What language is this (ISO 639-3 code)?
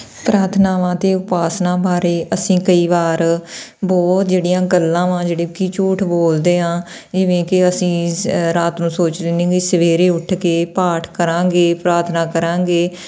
pan